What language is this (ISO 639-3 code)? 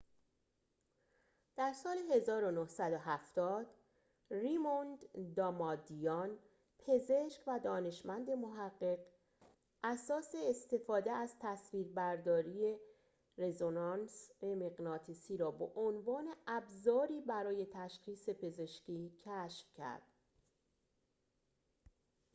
fas